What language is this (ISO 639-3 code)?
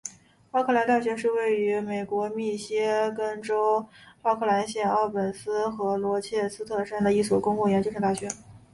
zho